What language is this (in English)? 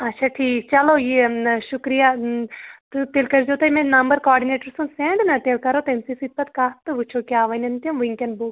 Kashmiri